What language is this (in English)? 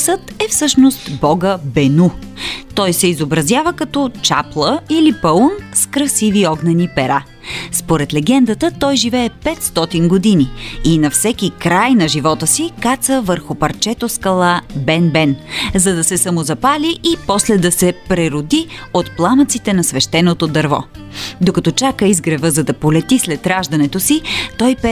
Bulgarian